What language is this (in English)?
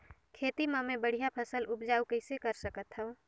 Chhattisgarhi